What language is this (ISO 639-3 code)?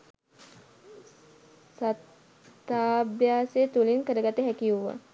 sin